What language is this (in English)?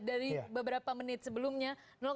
Indonesian